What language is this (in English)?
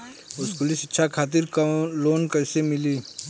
Bhojpuri